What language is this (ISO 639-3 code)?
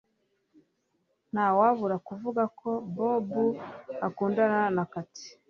kin